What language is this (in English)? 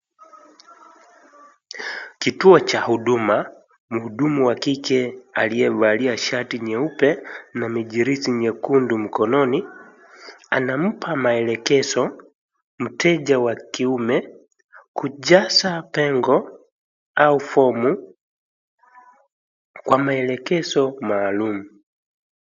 Swahili